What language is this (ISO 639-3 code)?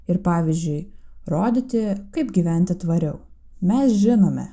lit